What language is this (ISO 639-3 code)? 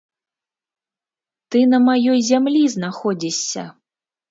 bel